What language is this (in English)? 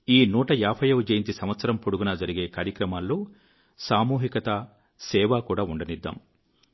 Telugu